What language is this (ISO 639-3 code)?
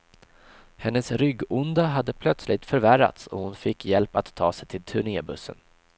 swe